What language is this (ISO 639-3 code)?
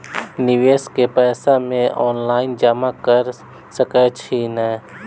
mai